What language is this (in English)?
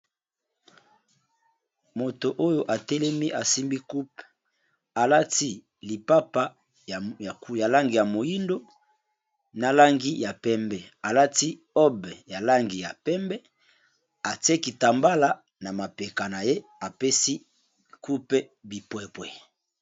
Lingala